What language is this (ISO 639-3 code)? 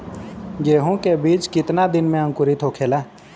bho